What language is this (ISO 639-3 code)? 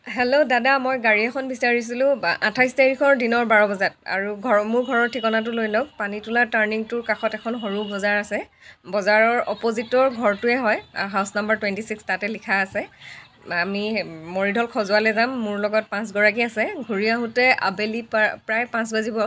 asm